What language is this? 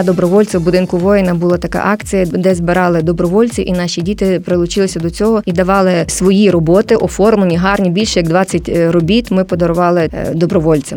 Ukrainian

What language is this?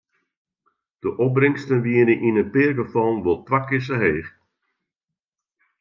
Western Frisian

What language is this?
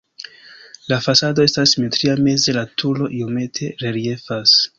Esperanto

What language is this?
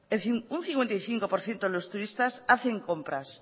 Spanish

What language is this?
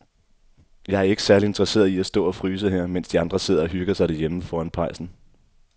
Danish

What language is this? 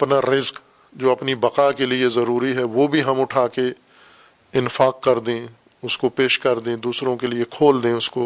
Urdu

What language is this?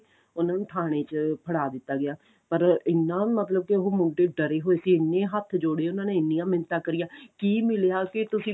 Punjabi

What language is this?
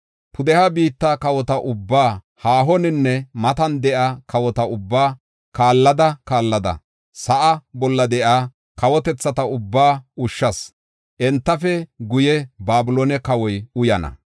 Gofa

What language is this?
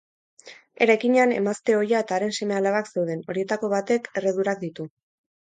Basque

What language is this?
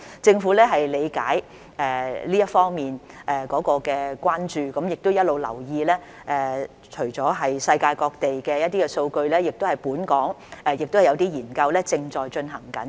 Cantonese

